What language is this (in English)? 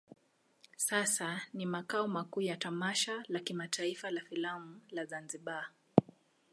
Swahili